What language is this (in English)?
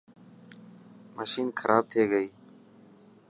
Dhatki